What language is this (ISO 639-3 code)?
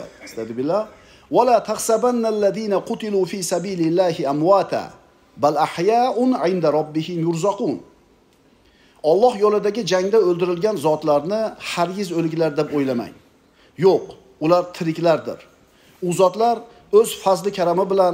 tur